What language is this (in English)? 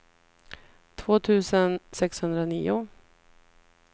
Swedish